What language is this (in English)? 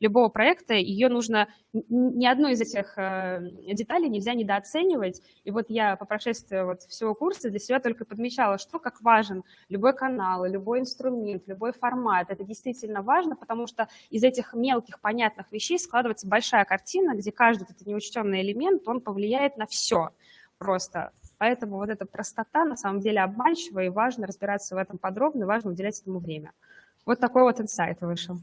Russian